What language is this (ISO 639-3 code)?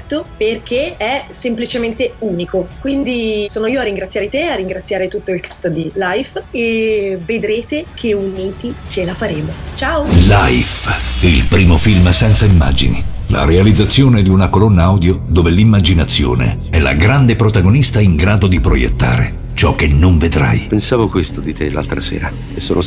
ita